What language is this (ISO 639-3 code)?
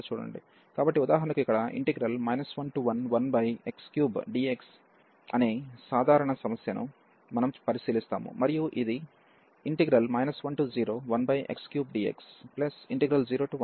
tel